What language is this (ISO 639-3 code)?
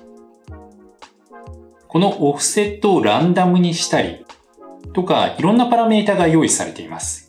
jpn